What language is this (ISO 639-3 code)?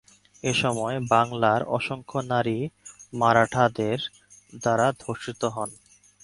ben